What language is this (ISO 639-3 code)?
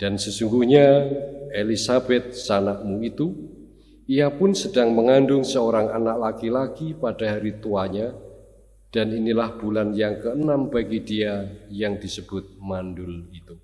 ind